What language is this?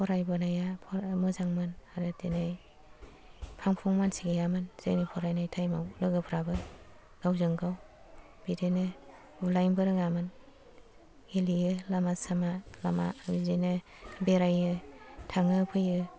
Bodo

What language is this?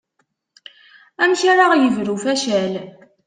Kabyle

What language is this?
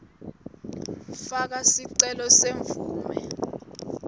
Swati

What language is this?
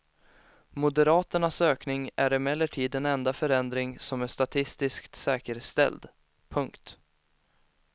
Swedish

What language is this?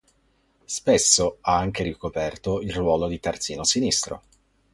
Italian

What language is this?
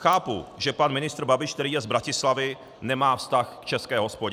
Czech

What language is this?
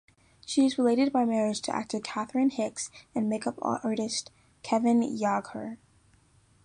English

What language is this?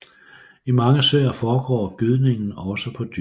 Danish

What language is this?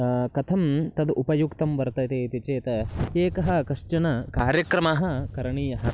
Sanskrit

